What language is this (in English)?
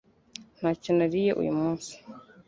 Kinyarwanda